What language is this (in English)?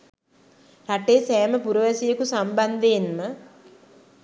Sinhala